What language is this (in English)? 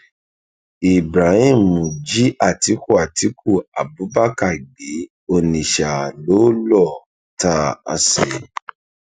Yoruba